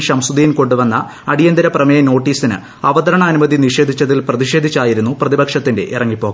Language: Malayalam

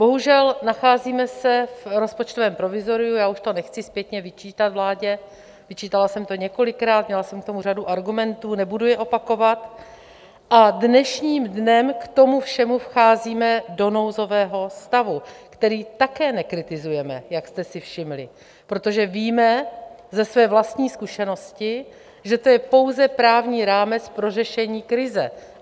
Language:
Czech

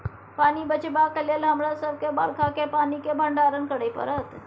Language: Maithili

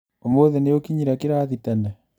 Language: Kikuyu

